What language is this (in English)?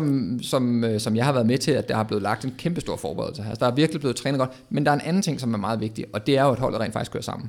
Danish